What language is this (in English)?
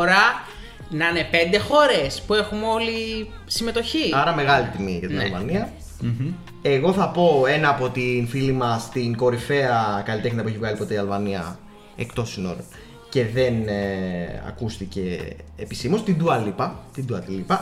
Greek